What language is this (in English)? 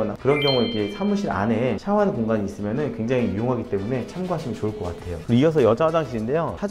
Korean